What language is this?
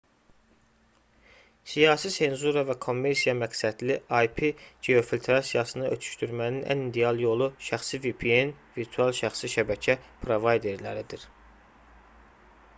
Azerbaijani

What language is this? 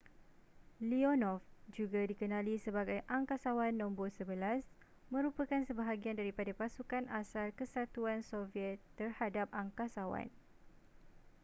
Malay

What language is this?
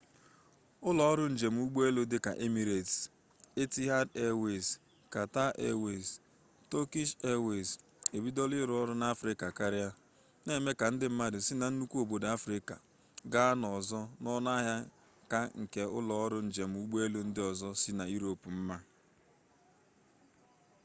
Igbo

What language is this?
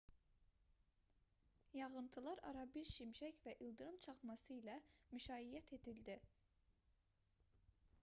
Azerbaijani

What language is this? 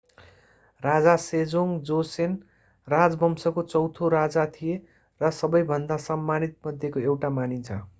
Nepali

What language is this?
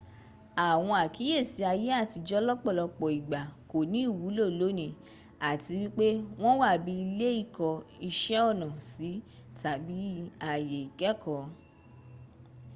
Yoruba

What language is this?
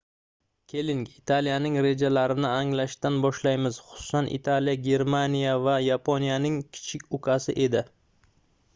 Uzbek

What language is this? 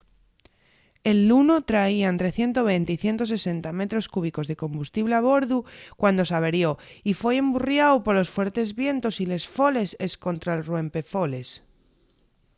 Asturian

